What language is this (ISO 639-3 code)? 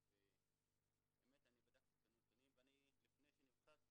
heb